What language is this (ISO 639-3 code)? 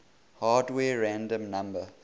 eng